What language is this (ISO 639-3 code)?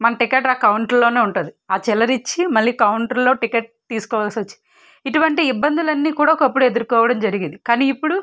tel